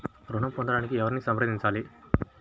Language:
Telugu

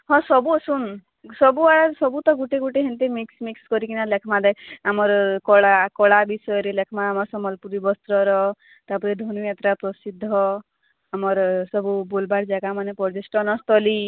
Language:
Odia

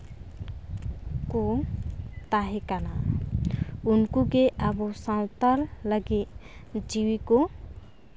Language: Santali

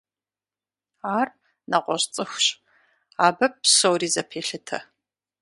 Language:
Kabardian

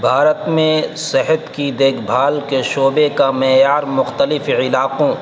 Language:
Urdu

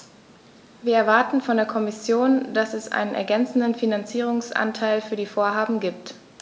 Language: German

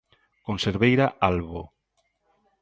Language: Galician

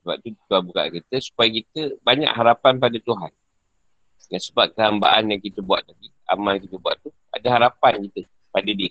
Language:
Malay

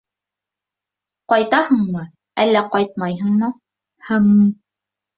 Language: Bashkir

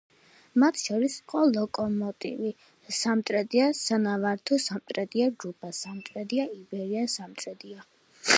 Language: Georgian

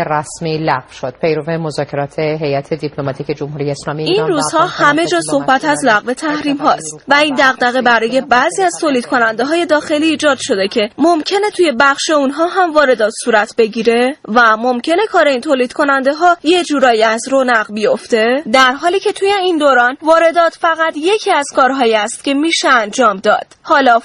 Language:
Persian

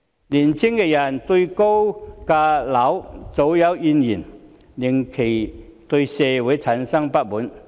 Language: Cantonese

